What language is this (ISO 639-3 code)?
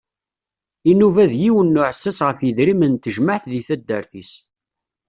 kab